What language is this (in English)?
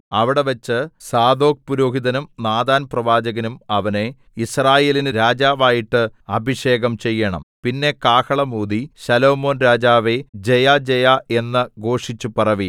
Malayalam